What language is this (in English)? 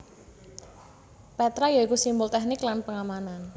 Javanese